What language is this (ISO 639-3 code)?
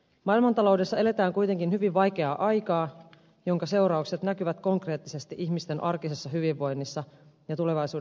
fin